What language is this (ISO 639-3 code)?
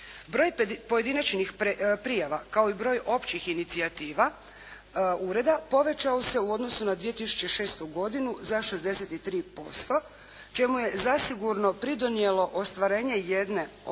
hrv